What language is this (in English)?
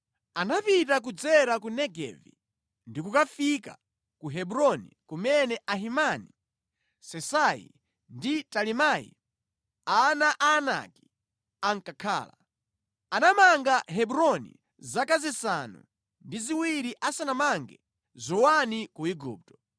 Nyanja